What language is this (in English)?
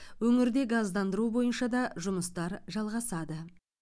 Kazakh